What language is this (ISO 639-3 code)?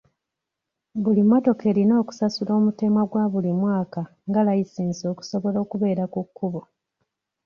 lug